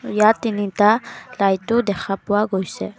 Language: Assamese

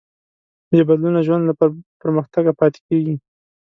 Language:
Pashto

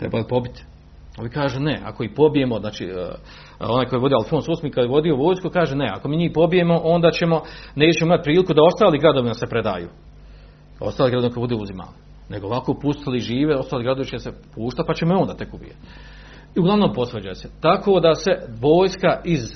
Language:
Croatian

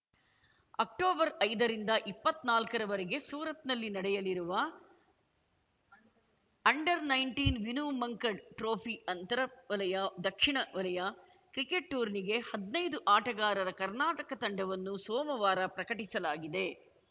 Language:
Kannada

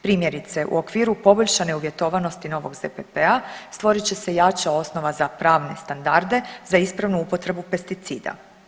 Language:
Croatian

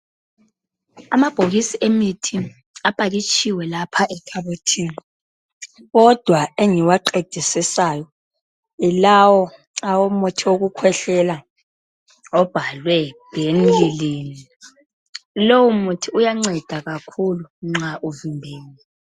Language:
North Ndebele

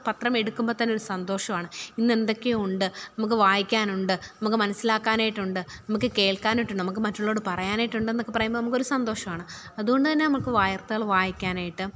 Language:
Malayalam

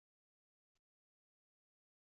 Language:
Welsh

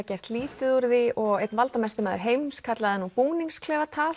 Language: Icelandic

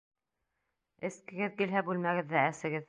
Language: Bashkir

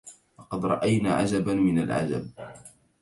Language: Arabic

